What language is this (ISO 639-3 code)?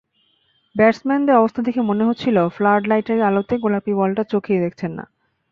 ben